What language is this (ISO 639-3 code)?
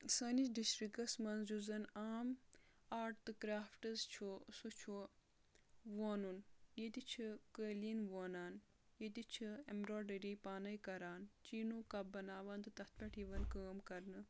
kas